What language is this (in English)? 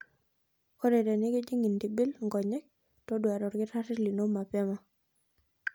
Masai